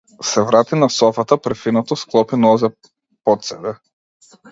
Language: Macedonian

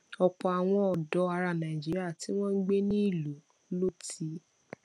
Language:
Yoruba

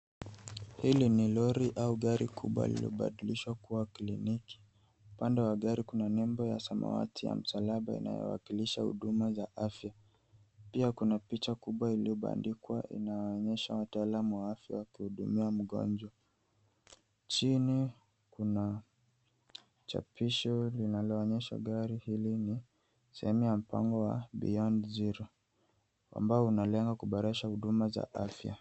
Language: Swahili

